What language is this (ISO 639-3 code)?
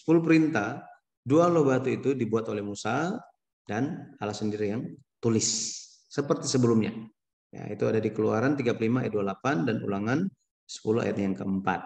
ind